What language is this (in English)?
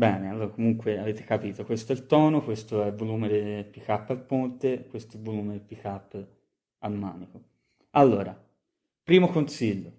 Italian